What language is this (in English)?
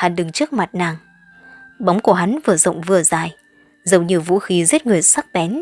Vietnamese